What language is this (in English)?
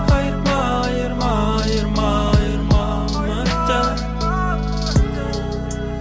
Kazakh